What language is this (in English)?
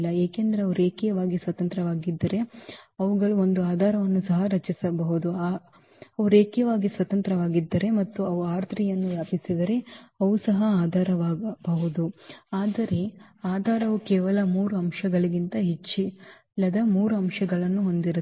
Kannada